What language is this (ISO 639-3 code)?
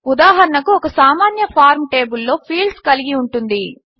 tel